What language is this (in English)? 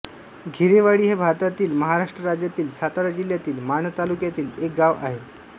Marathi